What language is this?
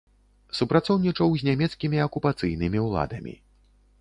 Belarusian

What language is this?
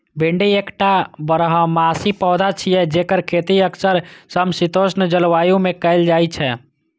Maithili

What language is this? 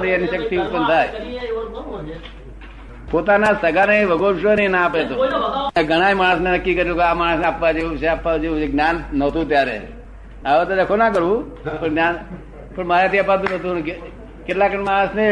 Gujarati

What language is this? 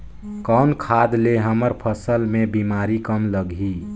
Chhattisgarhi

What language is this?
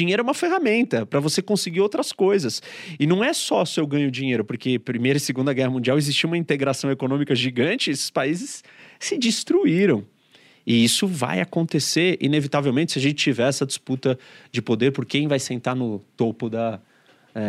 Portuguese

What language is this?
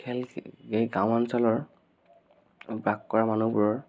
Assamese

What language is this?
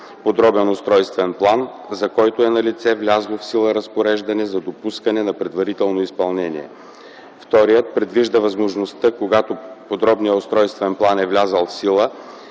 Bulgarian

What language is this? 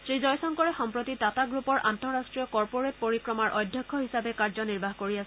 Assamese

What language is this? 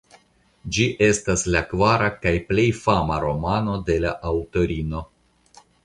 Esperanto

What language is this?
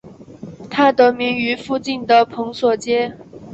Chinese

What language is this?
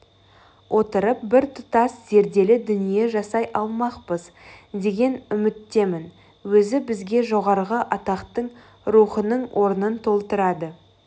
Kazakh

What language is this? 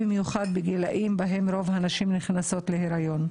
Hebrew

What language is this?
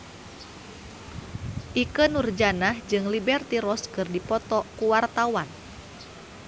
Sundanese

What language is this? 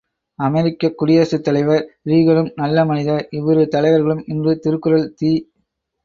Tamil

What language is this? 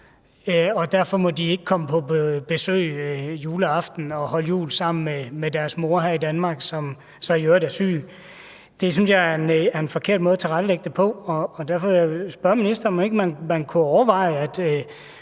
Danish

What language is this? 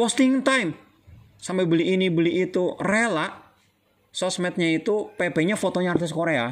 Indonesian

